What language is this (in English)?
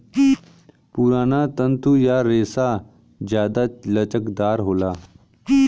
Bhojpuri